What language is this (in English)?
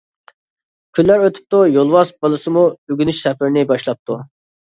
Uyghur